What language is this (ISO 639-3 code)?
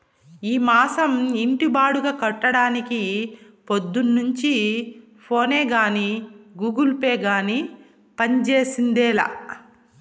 tel